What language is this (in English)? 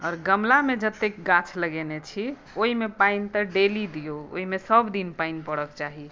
Maithili